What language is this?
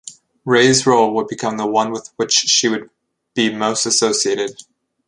English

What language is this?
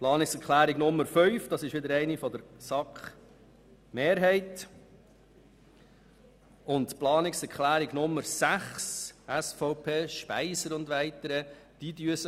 Swiss German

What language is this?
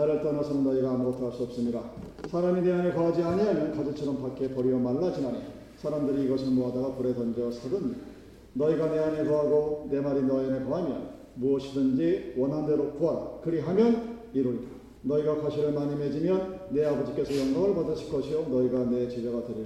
Korean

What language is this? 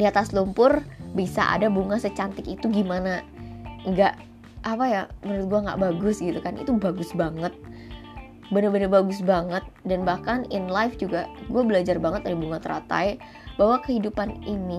Indonesian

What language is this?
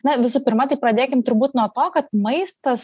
Lithuanian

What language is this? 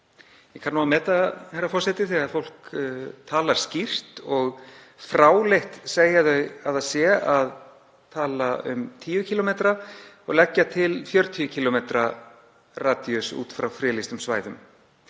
Icelandic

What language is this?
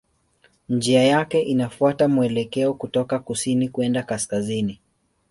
Swahili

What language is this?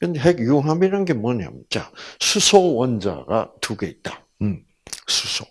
Korean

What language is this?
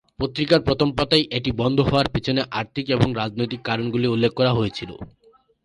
Bangla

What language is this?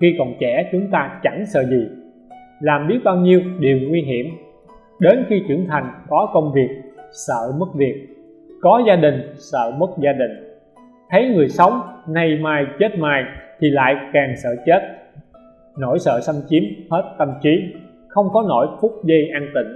Vietnamese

